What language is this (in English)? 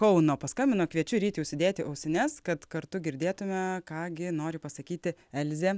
Lithuanian